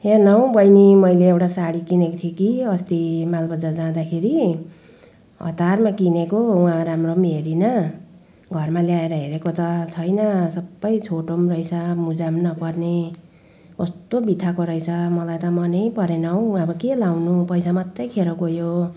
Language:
Nepali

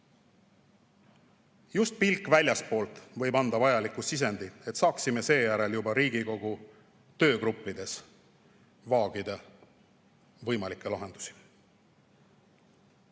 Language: Estonian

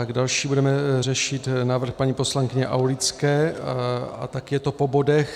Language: Czech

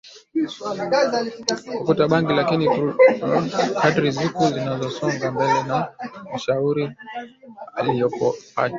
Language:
Swahili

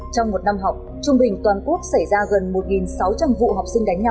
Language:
Vietnamese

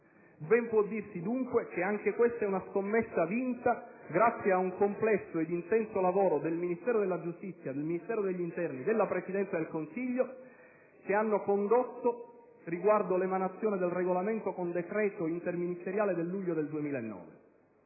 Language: Italian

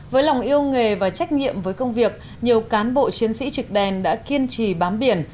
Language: Vietnamese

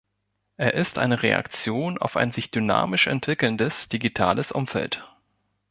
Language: German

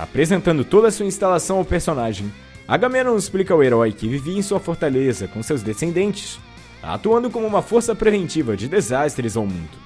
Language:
Portuguese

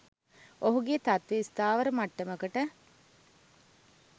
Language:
Sinhala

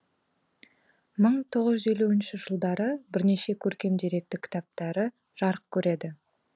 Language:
Kazakh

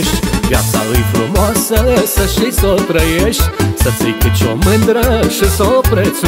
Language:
Romanian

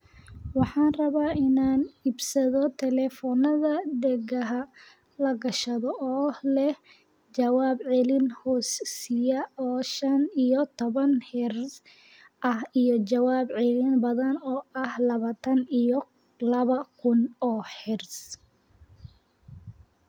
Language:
Somali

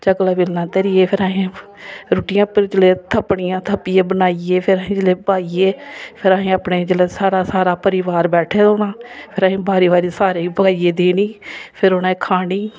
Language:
Dogri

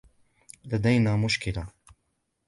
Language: Arabic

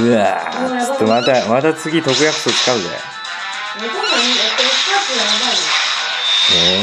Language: Japanese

